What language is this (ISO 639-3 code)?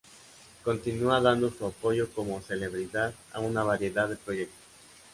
spa